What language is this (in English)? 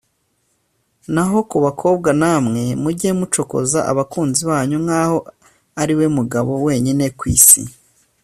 Kinyarwanda